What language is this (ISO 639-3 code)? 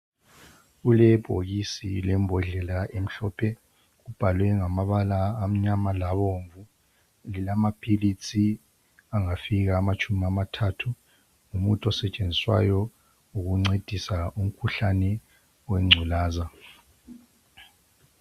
nde